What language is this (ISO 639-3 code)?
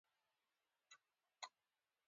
pus